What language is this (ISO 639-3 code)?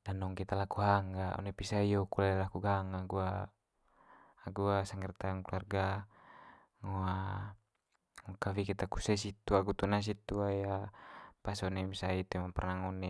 mqy